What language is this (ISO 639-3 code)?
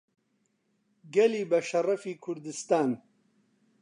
ckb